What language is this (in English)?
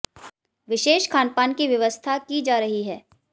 Hindi